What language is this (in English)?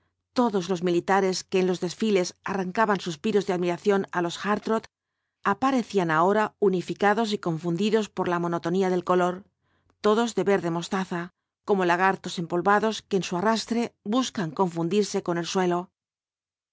Spanish